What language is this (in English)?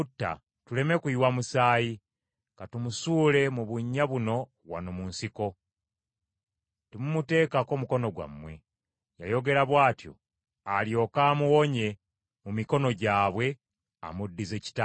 Ganda